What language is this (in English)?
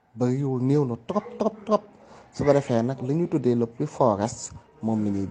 French